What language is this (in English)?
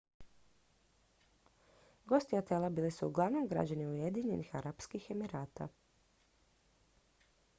Croatian